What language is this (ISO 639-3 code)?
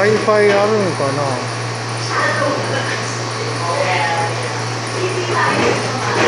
jpn